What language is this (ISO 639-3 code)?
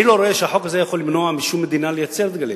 heb